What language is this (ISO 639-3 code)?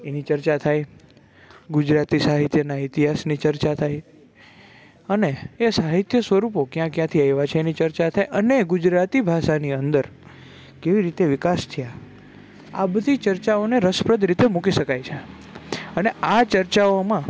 guj